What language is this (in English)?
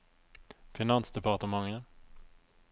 Norwegian